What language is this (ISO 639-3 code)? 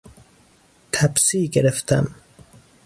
fas